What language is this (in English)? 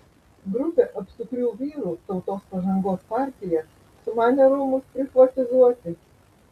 Lithuanian